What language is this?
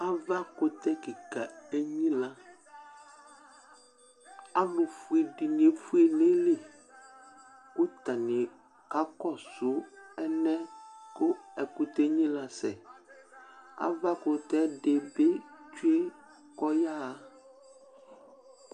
Ikposo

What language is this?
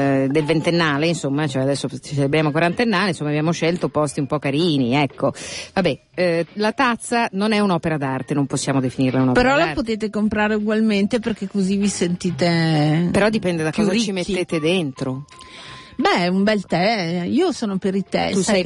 Italian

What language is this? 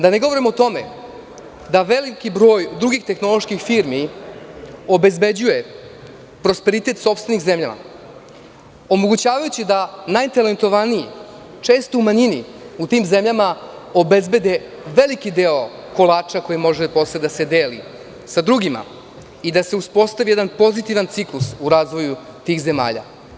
Serbian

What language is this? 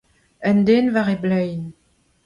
Breton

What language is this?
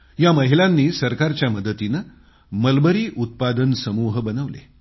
Marathi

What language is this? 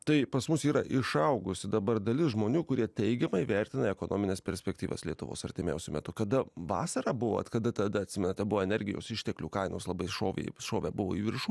Lithuanian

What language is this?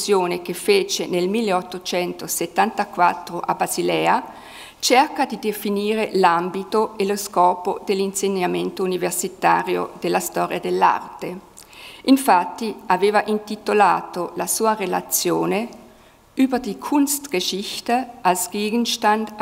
Italian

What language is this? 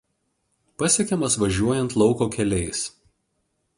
Lithuanian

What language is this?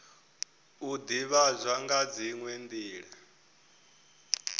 Venda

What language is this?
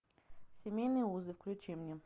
Russian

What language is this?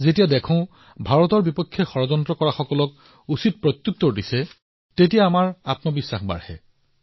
Assamese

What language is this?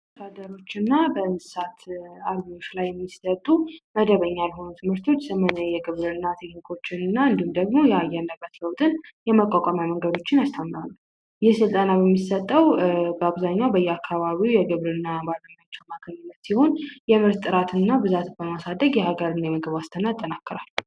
Amharic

